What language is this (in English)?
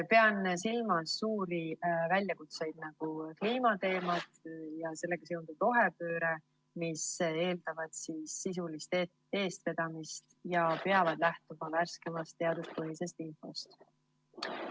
Estonian